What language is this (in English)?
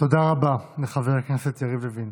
Hebrew